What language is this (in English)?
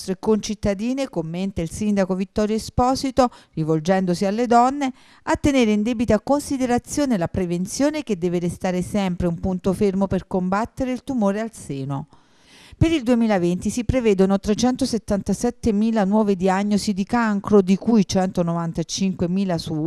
Italian